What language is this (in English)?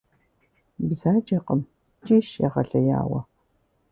Kabardian